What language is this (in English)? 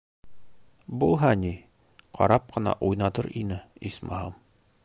Bashkir